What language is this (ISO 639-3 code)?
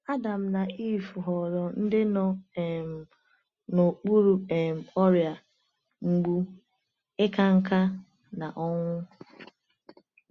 ibo